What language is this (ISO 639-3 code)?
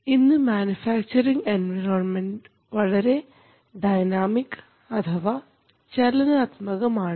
mal